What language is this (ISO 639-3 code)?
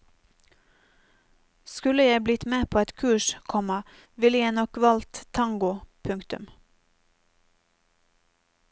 nor